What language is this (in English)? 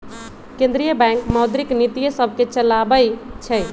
Magahi